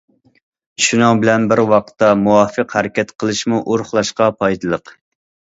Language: Uyghur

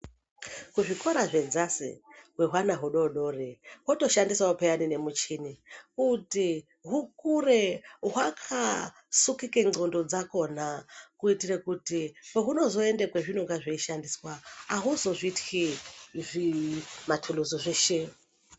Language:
Ndau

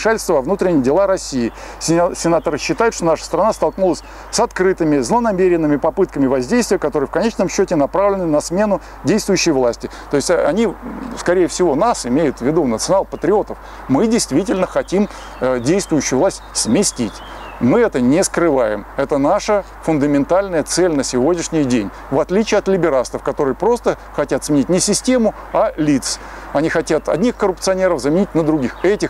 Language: Russian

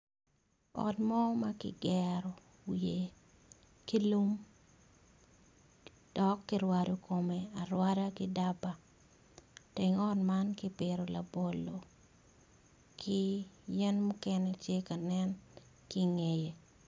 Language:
Acoli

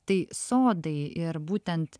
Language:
Lithuanian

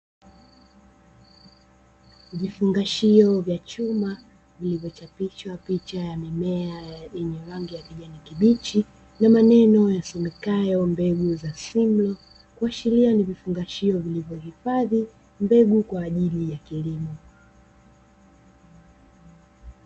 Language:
Swahili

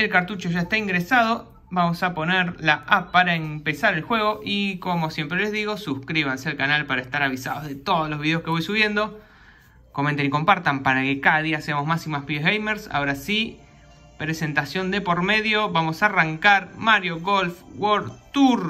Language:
Spanish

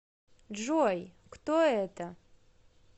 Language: Russian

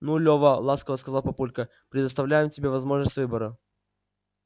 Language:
Russian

